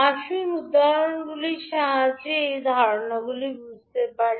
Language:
Bangla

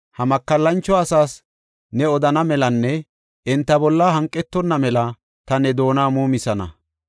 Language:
Gofa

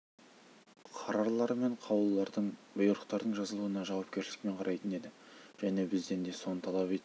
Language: Kazakh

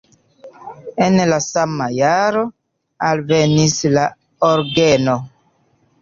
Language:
Esperanto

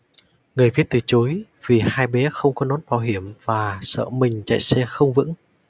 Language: Vietnamese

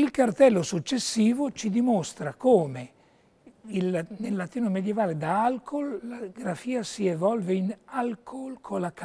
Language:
Italian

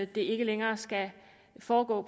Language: Danish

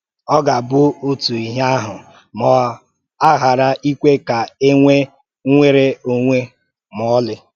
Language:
Igbo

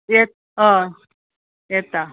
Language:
Konkani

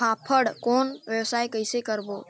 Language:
Chhattisgarhi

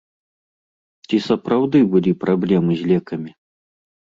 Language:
Belarusian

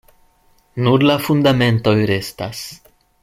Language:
Esperanto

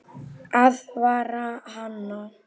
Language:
Icelandic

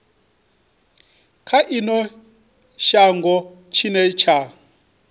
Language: Venda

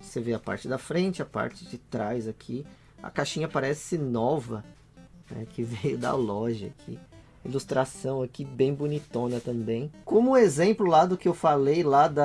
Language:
Portuguese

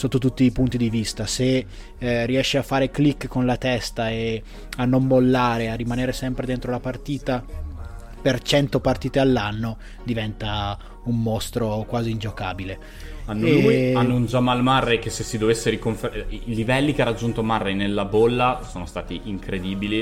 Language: Italian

